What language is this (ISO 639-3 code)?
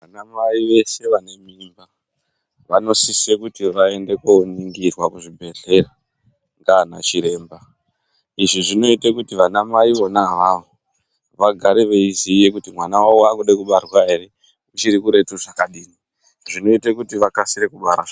ndc